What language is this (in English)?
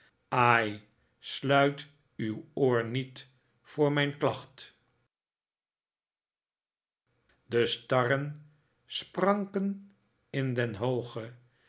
Dutch